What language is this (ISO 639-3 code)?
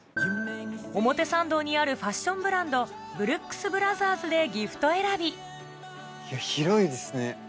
jpn